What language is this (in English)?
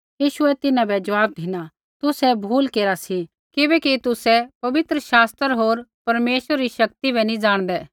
Kullu Pahari